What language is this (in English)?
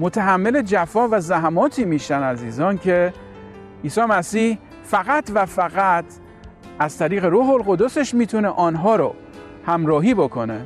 Persian